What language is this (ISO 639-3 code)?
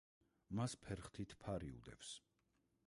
kat